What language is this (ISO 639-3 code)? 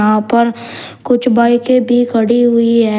hin